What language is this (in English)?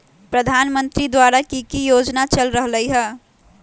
Magahi